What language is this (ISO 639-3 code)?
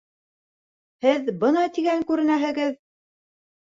bak